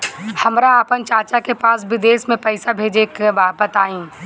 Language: Bhojpuri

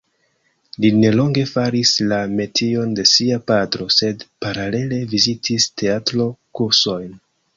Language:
Esperanto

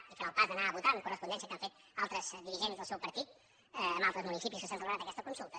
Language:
Catalan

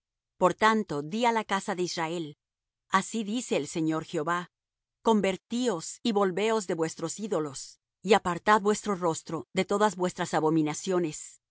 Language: Spanish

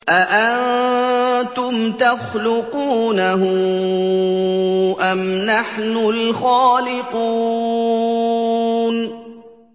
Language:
Arabic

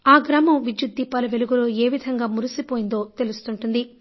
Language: Telugu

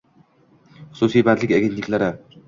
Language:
Uzbek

